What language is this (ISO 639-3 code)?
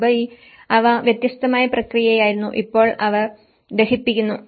mal